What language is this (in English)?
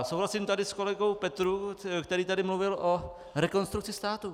Czech